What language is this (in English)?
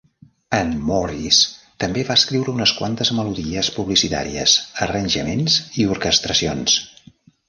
Catalan